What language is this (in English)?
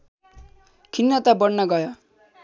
Nepali